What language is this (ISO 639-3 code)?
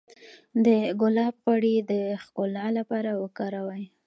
pus